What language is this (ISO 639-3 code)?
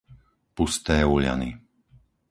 slk